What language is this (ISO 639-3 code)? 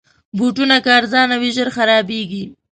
pus